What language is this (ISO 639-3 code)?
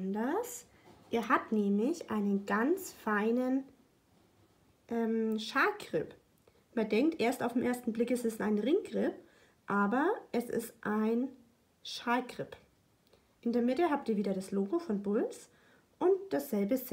deu